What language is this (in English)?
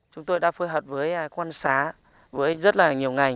Vietnamese